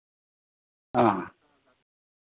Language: Santali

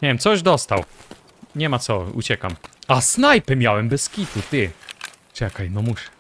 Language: Polish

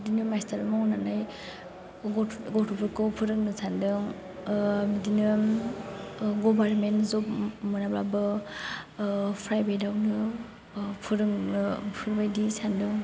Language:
Bodo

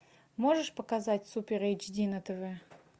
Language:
Russian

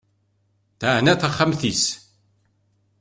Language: Kabyle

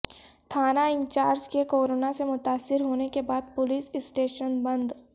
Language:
Urdu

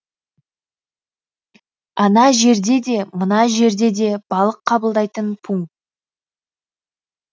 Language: Kazakh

